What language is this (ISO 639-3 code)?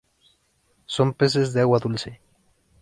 spa